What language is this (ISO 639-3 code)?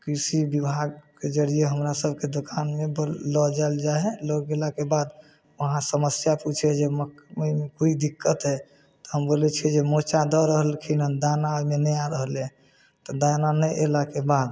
mai